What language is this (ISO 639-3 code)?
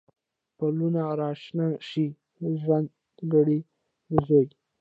pus